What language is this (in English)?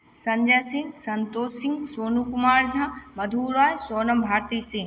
Maithili